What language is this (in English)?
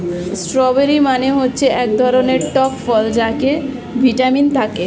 Bangla